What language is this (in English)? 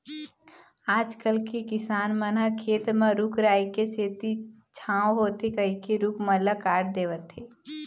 Chhattisgarhi